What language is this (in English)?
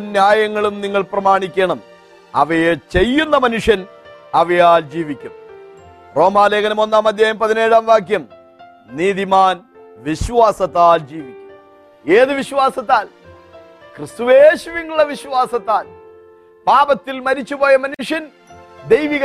Malayalam